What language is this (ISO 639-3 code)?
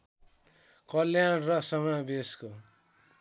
nep